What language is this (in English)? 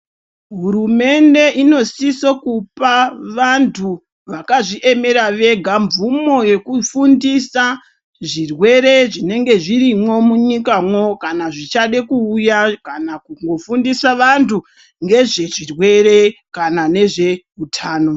Ndau